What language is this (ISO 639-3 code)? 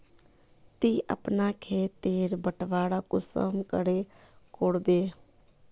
mag